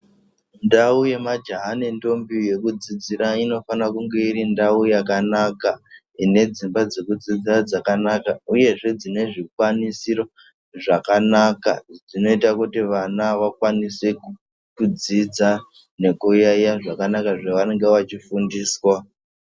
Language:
Ndau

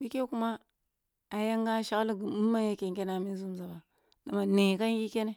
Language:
Kulung (Nigeria)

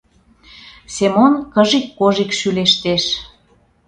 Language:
Mari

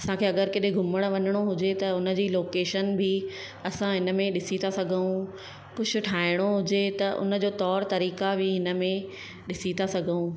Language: Sindhi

